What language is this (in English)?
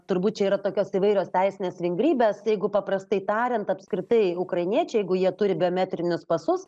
Lithuanian